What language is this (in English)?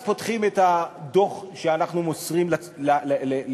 Hebrew